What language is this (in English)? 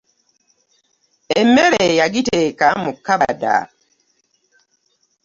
Ganda